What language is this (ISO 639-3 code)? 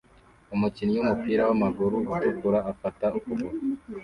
kin